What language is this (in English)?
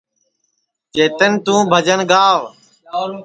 Sansi